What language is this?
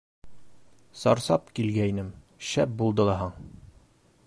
Bashkir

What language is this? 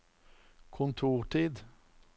Norwegian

